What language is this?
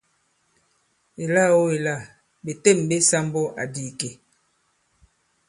Bankon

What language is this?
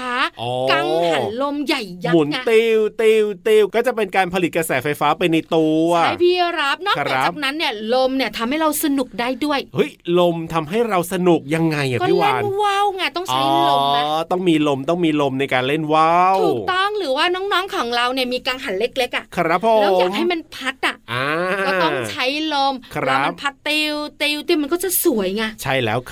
Thai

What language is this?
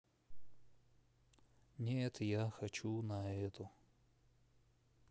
Russian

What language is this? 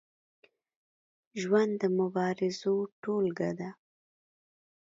Pashto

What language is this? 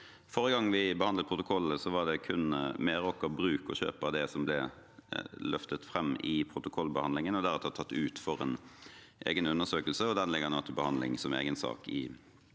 Norwegian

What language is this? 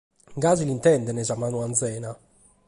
Sardinian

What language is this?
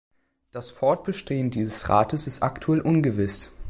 German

